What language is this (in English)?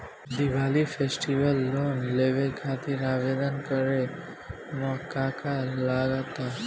Bhojpuri